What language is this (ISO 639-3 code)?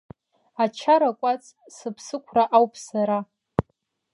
abk